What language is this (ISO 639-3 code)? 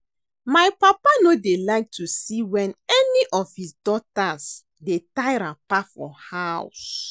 pcm